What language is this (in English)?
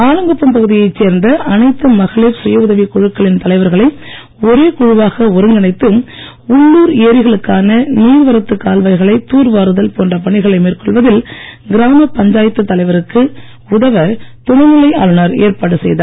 Tamil